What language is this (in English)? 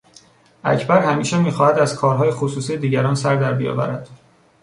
Persian